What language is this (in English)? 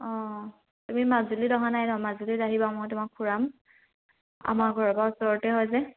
Assamese